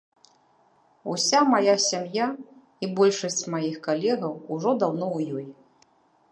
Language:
Belarusian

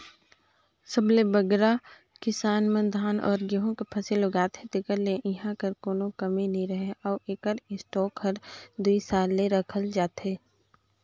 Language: Chhattisgarhi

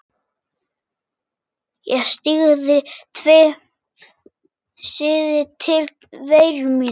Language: Icelandic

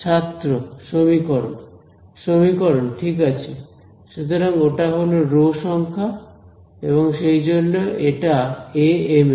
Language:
Bangla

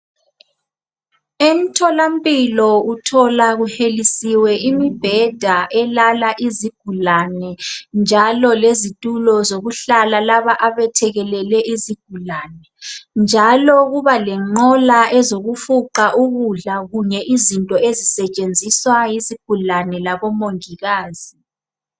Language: North Ndebele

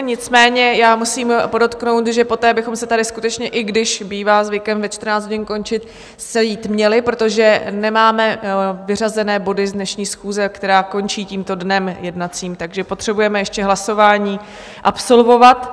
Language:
Czech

